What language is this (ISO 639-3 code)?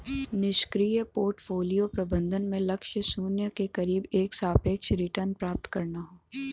bho